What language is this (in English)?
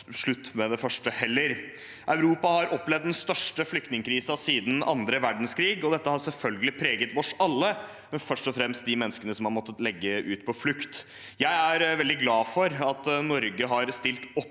Norwegian